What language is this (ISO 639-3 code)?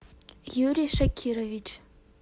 rus